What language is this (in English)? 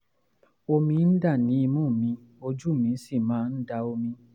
Yoruba